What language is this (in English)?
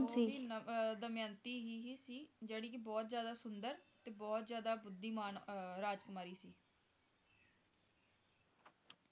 Punjabi